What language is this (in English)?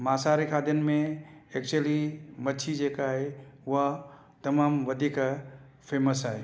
Sindhi